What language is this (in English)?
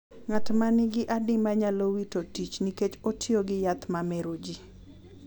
Luo (Kenya and Tanzania)